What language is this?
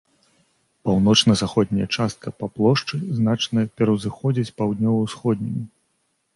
Belarusian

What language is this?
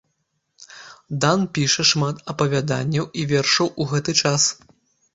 Belarusian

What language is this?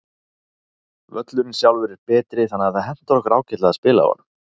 Icelandic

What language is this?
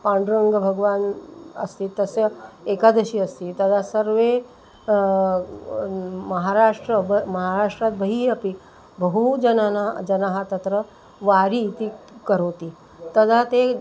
Sanskrit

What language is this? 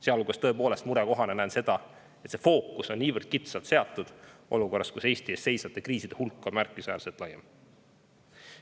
Estonian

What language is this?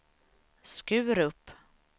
Swedish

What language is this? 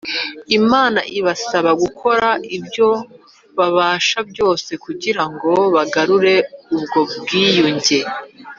Kinyarwanda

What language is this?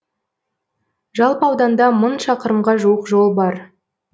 Kazakh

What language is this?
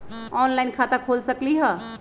Magahi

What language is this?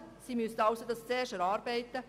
Swiss German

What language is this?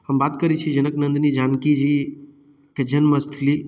Maithili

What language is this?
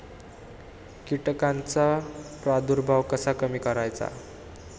Marathi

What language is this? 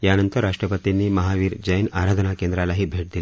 Marathi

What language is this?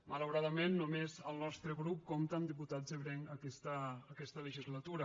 Catalan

